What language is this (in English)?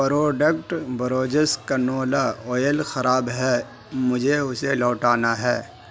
Urdu